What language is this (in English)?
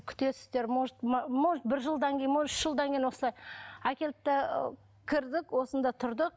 Kazakh